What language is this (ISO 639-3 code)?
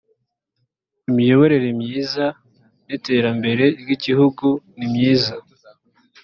kin